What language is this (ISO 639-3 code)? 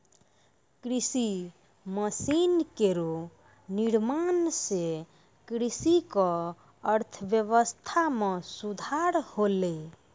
mai